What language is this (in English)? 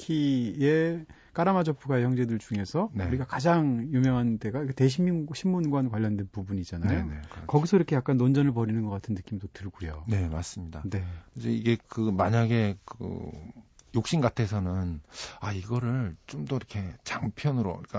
Korean